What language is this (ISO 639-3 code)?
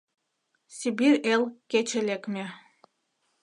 chm